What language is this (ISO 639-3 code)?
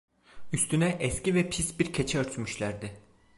tur